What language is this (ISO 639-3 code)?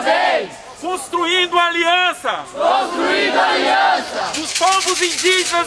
por